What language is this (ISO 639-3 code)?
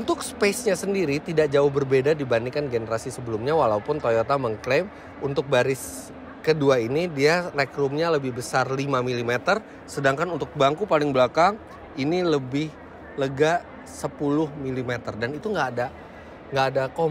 ind